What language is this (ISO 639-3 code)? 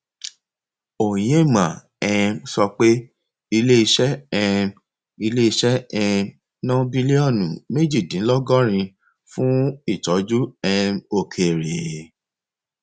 yor